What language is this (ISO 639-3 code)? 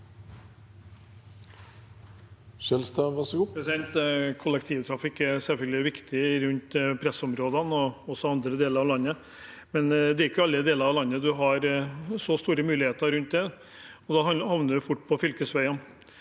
nor